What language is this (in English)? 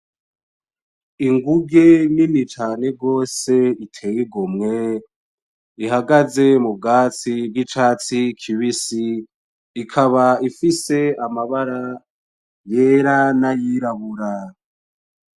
Rundi